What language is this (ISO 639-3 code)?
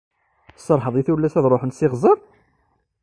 kab